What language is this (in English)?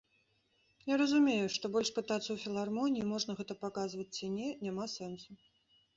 Belarusian